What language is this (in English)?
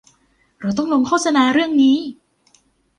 Thai